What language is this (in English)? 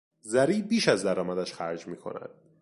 Persian